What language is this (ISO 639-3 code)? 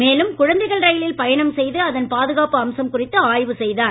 tam